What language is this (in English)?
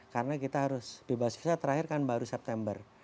Indonesian